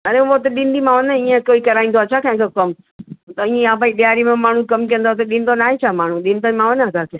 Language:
Sindhi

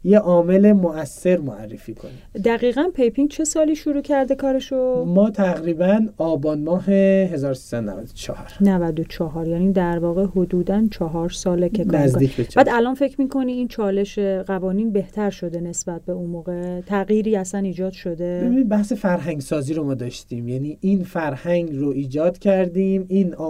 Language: Persian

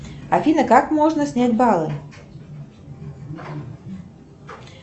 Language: Russian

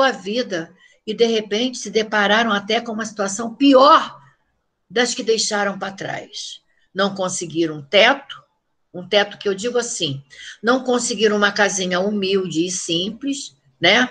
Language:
Portuguese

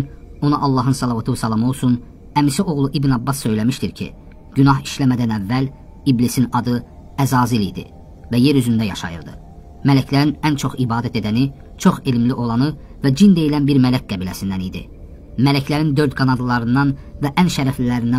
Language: Turkish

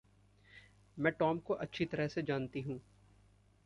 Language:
Hindi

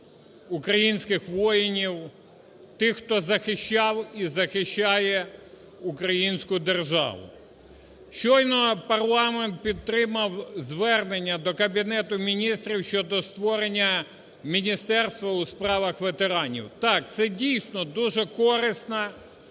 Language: Ukrainian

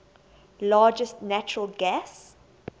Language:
English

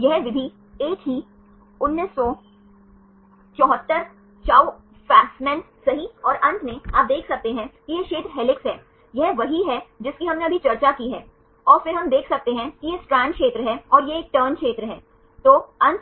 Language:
Hindi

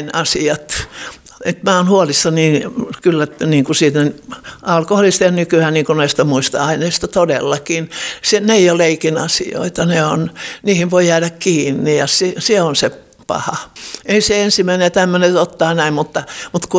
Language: Finnish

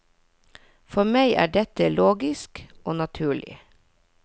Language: Norwegian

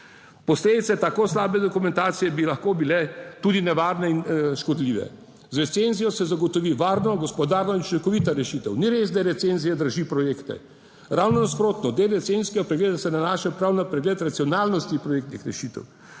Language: Slovenian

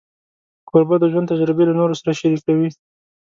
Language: Pashto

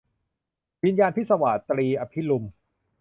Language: Thai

